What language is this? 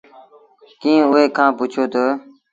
Sindhi Bhil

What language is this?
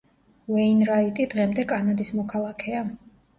Georgian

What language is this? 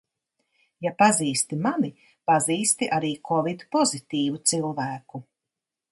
Latvian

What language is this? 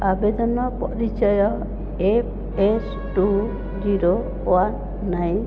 Odia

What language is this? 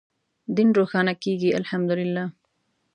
Pashto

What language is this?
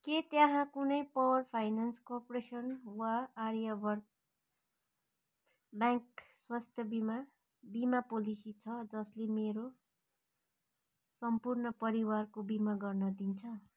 Nepali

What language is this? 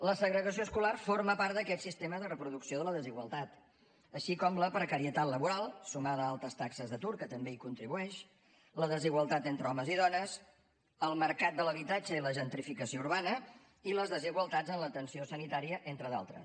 Catalan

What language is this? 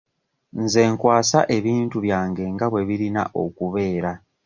Ganda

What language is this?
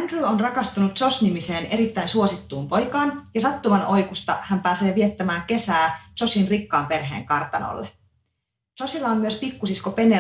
Finnish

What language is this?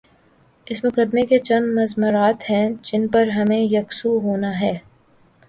Urdu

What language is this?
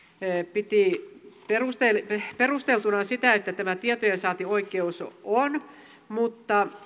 Finnish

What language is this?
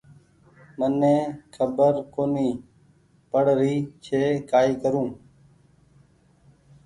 Goaria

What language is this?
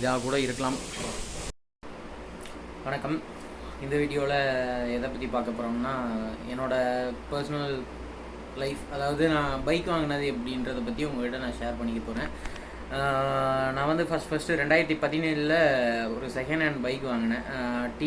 Tamil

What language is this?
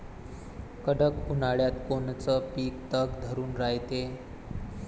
Marathi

